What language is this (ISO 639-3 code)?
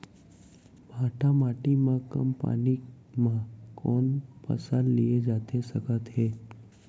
hne